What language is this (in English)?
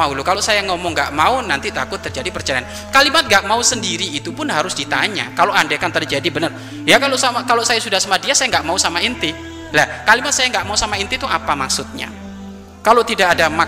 Indonesian